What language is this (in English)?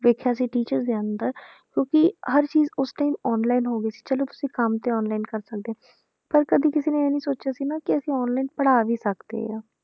Punjabi